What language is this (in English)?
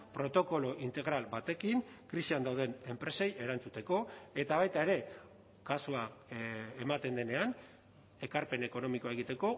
Basque